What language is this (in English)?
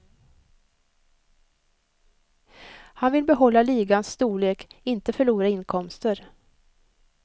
Swedish